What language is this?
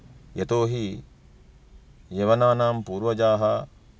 Sanskrit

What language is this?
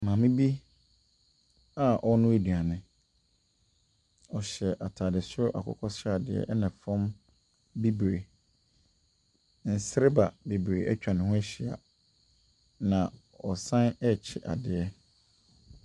Akan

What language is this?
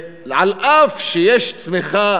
Hebrew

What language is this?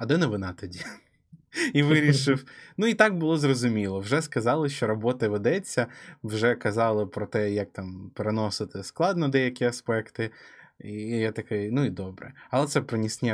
Ukrainian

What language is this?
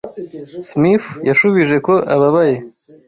Kinyarwanda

